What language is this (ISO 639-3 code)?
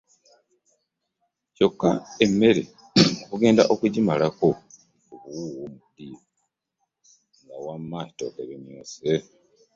lug